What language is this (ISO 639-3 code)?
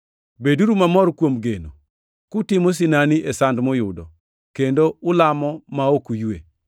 luo